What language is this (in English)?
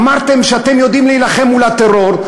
Hebrew